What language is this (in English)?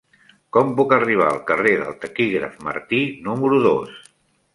Catalan